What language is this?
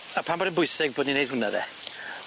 Welsh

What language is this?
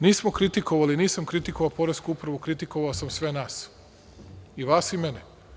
Serbian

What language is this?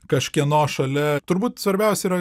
Lithuanian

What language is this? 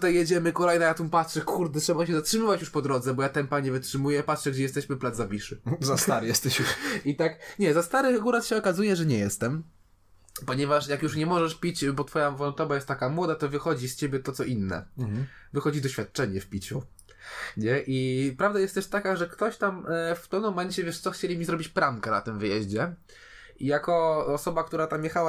Polish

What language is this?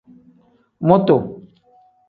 Tem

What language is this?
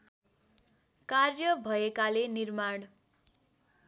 Nepali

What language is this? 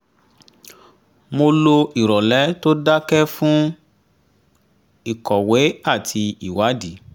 Yoruba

